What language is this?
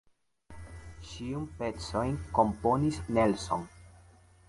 Esperanto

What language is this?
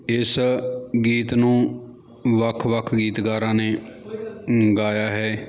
Punjabi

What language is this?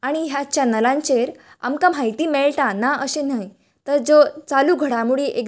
Konkani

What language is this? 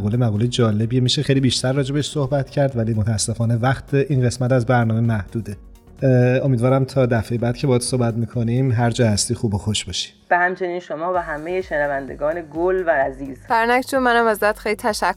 Persian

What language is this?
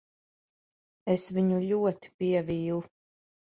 Latvian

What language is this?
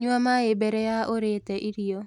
Kikuyu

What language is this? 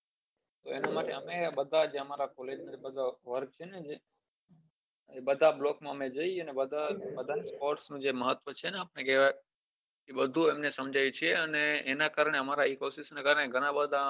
Gujarati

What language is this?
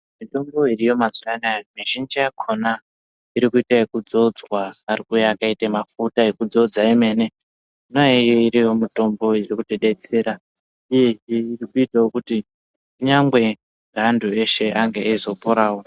Ndau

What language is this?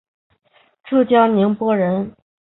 Chinese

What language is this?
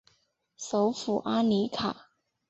Chinese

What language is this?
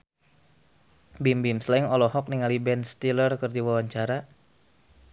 Sundanese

